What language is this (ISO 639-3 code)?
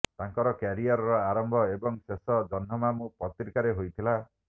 ori